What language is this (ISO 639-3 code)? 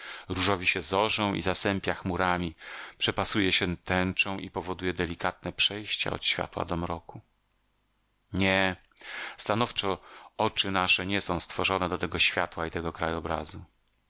pol